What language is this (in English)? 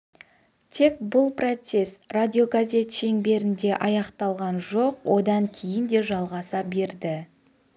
Kazakh